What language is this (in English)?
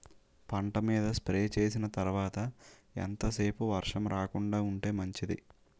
Telugu